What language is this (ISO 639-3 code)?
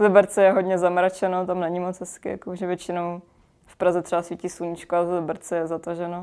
ces